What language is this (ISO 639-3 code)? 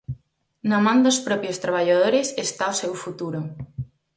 glg